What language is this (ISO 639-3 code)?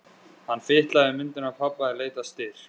isl